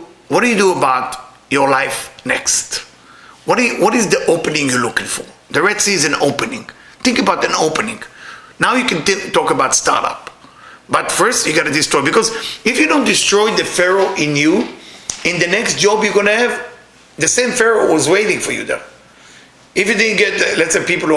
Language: English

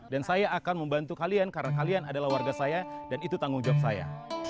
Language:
Indonesian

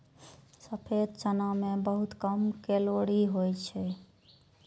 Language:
Maithili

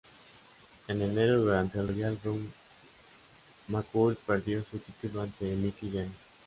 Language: Spanish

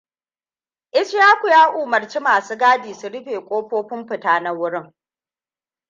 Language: Hausa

